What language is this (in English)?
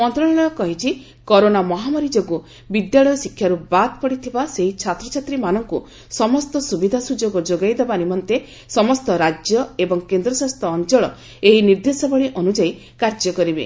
Odia